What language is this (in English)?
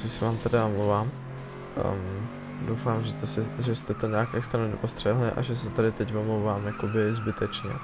Czech